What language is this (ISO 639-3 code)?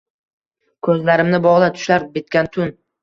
uzb